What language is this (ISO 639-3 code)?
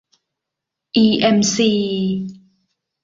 tha